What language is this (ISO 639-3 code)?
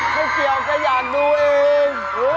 tha